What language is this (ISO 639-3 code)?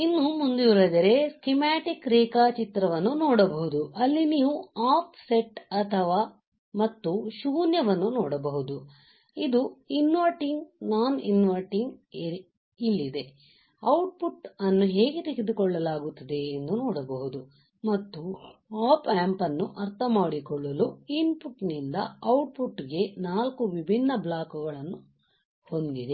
kan